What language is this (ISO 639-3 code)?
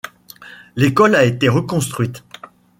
fra